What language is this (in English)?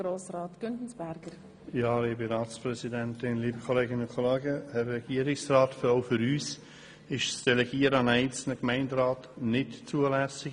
Swiss German